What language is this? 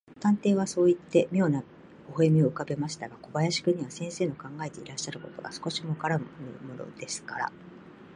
Japanese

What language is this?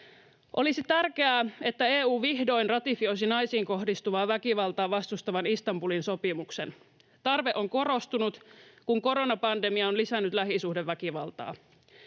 Finnish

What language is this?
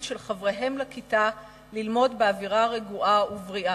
Hebrew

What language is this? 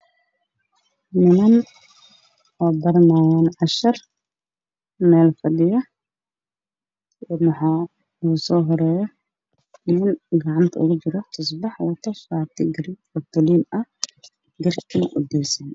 Somali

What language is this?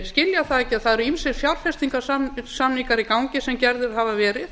Icelandic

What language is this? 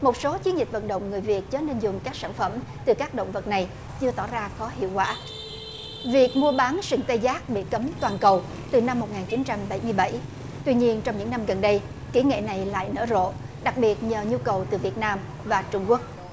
Vietnamese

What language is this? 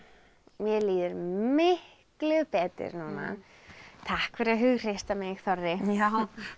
Icelandic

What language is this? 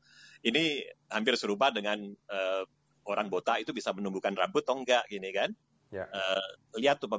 Indonesian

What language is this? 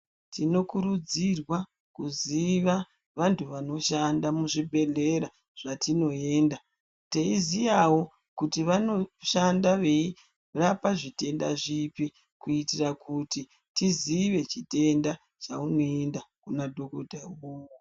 Ndau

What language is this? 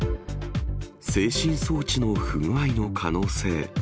Japanese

